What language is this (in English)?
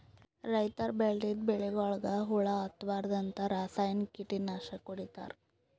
Kannada